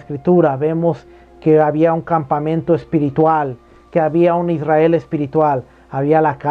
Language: Spanish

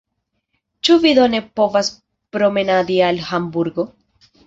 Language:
Esperanto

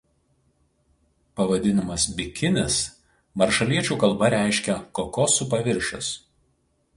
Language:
Lithuanian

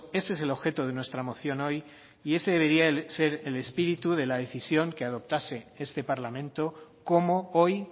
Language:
Spanish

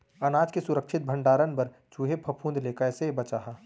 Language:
Chhattisgarhi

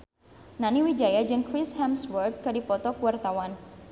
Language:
Sundanese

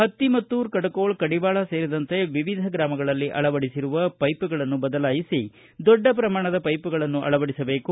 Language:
Kannada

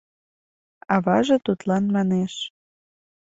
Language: Mari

